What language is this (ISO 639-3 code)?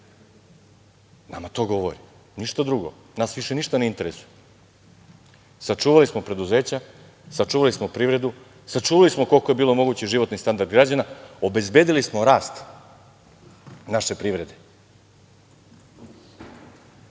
srp